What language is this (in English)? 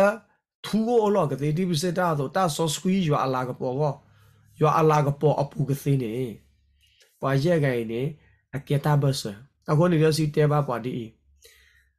Thai